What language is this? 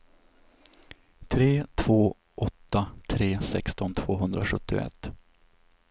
Swedish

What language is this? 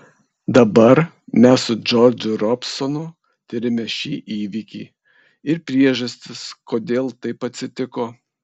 Lithuanian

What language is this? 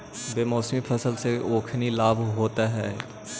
Magahi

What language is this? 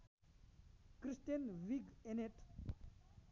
Nepali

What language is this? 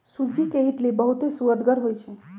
Magahi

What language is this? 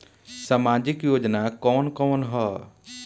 Bhojpuri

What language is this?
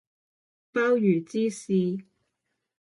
Cantonese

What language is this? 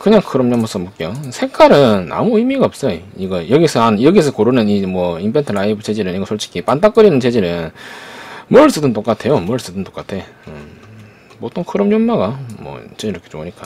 Korean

